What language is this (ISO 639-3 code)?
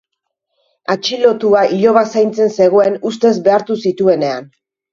eus